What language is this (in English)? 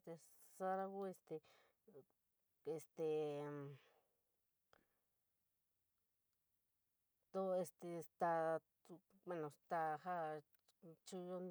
San Miguel El Grande Mixtec